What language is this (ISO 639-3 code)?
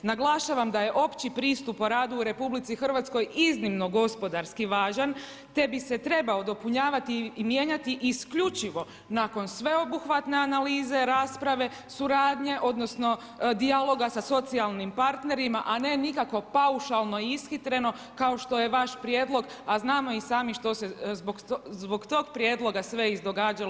hrv